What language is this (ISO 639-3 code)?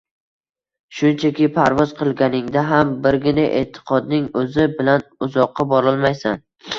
uzb